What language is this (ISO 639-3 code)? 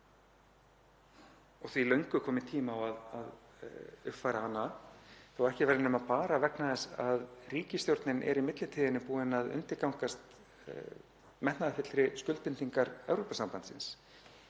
isl